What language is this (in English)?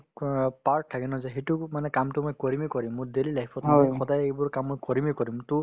Assamese